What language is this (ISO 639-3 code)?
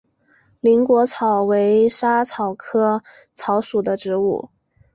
zho